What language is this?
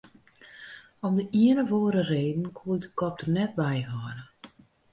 Western Frisian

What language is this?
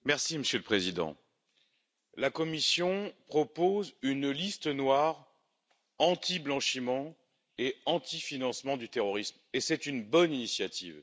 French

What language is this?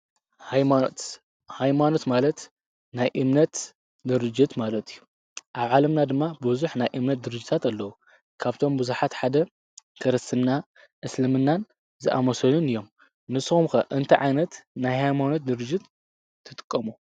Tigrinya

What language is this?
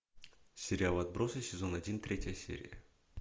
Russian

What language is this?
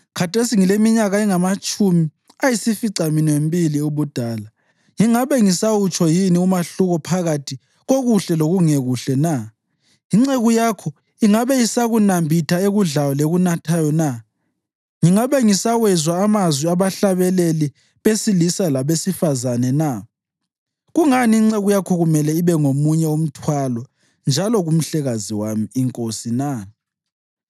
North Ndebele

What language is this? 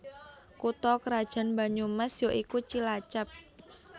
Javanese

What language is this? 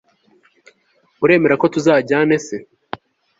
Kinyarwanda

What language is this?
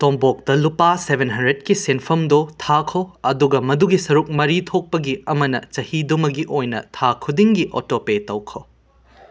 Manipuri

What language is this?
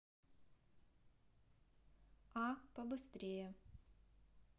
Russian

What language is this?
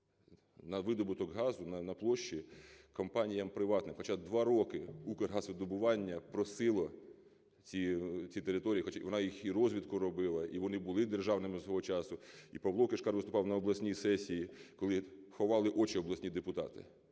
Ukrainian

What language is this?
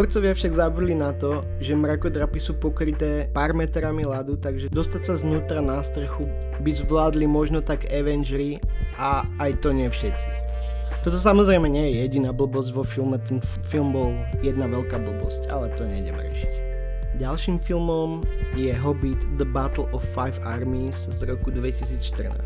Slovak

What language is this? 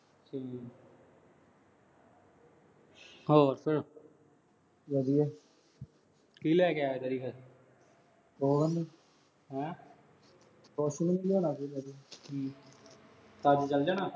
Punjabi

